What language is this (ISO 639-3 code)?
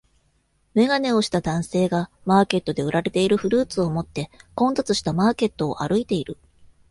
jpn